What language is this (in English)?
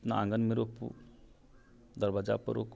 Maithili